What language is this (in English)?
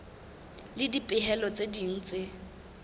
Southern Sotho